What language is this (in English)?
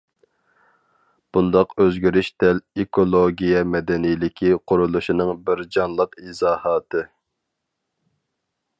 Uyghur